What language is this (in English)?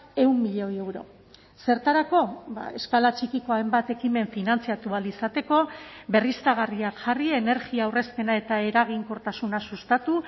Basque